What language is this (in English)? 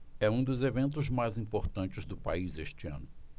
Portuguese